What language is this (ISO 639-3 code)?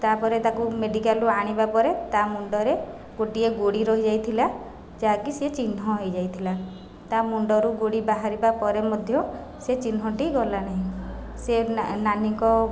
ori